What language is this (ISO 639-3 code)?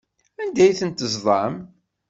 kab